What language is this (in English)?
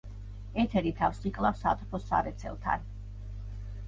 Georgian